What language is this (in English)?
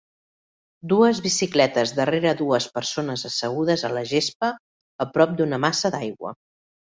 Catalan